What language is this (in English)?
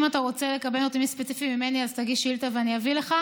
Hebrew